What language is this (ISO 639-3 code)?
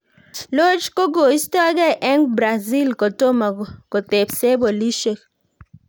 kln